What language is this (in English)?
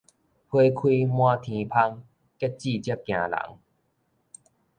Min Nan Chinese